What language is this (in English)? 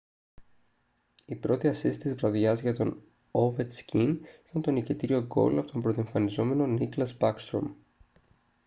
Greek